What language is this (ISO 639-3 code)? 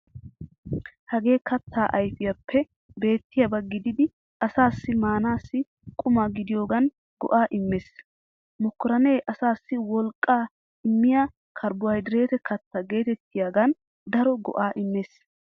wal